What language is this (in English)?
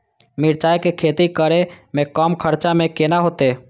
Maithili